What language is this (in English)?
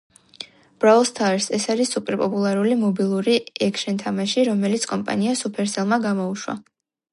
Georgian